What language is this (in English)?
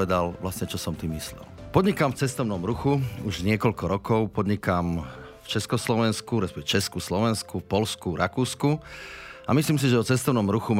Slovak